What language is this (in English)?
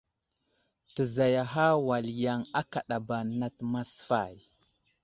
Wuzlam